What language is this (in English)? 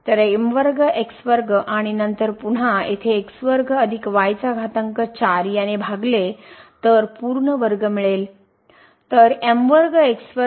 Marathi